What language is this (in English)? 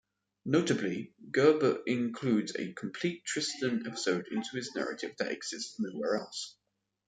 English